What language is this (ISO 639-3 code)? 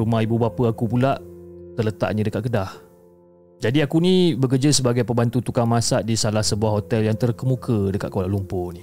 msa